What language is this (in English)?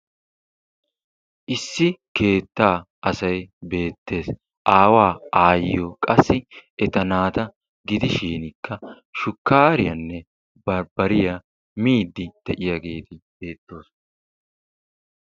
Wolaytta